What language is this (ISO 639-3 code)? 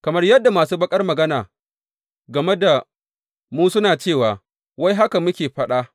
hau